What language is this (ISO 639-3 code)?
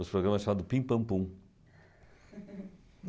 por